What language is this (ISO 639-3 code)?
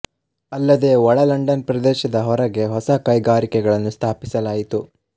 kan